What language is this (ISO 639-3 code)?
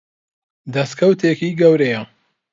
ckb